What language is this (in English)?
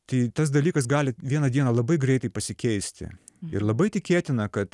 Lithuanian